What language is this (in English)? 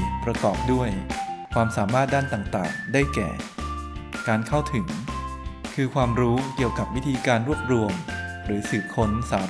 Thai